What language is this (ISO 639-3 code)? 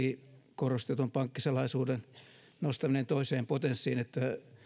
fin